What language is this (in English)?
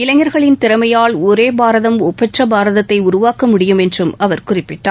Tamil